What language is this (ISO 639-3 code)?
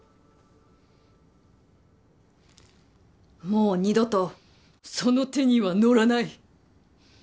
jpn